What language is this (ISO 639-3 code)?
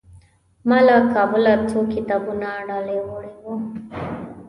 pus